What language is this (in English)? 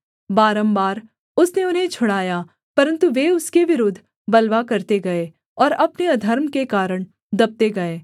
Hindi